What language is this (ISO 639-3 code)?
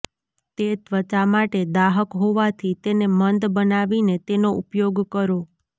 guj